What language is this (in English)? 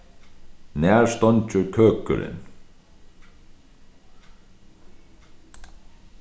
Faroese